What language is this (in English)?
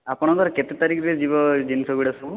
Odia